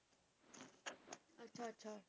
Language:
Punjabi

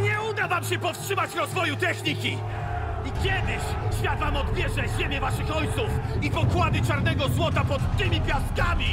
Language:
Polish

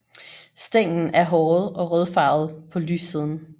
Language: Danish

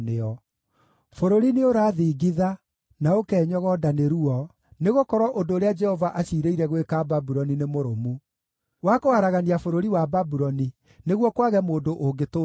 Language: Kikuyu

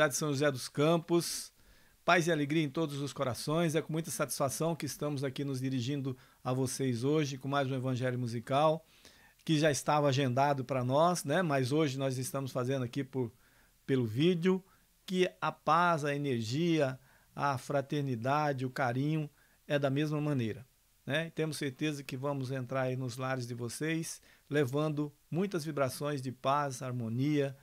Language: Portuguese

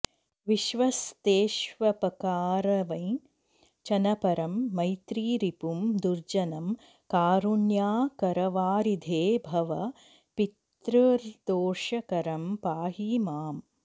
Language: Sanskrit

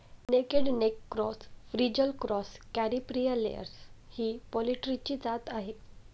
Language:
Marathi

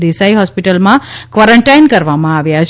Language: Gujarati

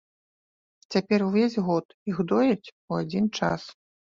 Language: Belarusian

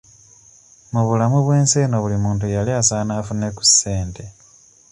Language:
Ganda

